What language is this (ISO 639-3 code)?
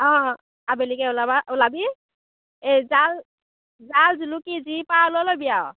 asm